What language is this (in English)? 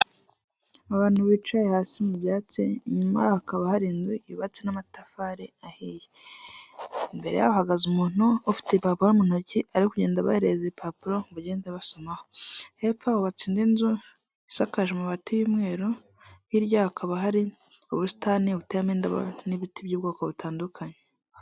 Kinyarwanda